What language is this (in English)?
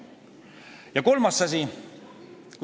Estonian